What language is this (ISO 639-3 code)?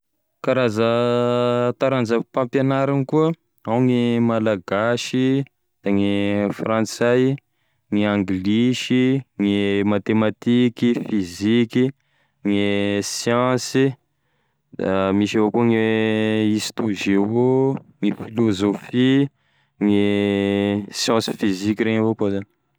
tkg